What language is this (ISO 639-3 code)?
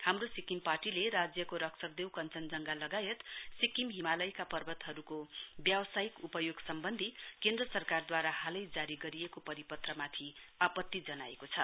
nep